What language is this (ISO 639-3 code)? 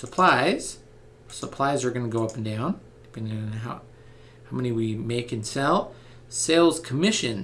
eng